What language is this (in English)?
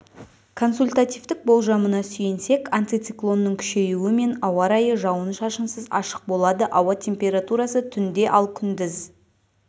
Kazakh